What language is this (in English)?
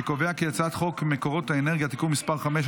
Hebrew